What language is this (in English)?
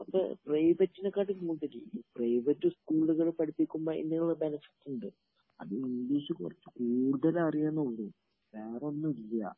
Malayalam